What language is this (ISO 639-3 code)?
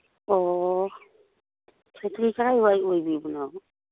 mni